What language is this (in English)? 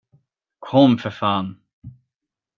Swedish